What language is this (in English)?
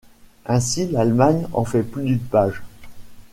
French